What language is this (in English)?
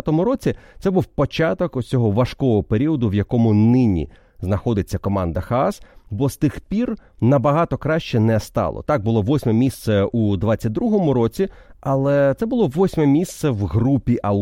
Ukrainian